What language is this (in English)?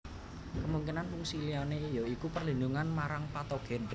Javanese